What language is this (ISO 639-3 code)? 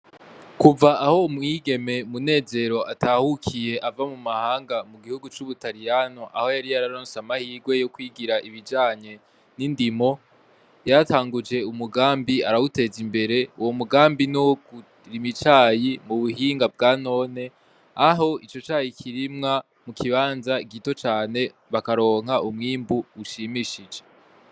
run